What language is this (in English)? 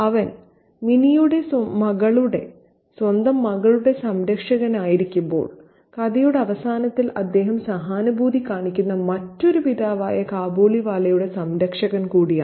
Malayalam